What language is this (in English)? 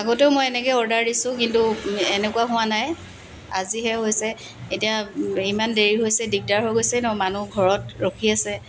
Assamese